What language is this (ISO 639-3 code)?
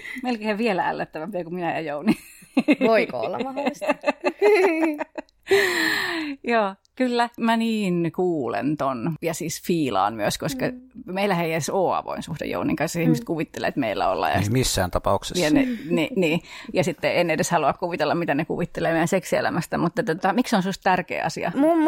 fin